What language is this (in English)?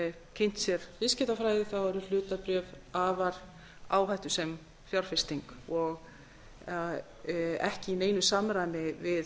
Icelandic